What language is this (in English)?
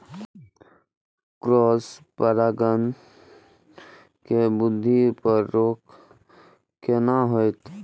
Maithili